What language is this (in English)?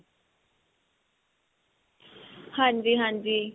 Punjabi